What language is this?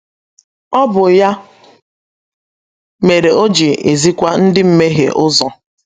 Igbo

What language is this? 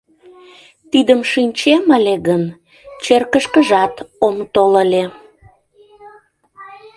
Mari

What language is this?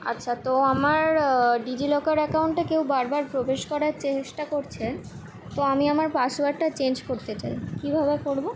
Bangla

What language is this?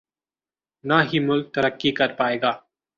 Urdu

